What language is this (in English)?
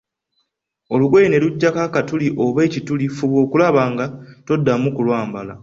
Ganda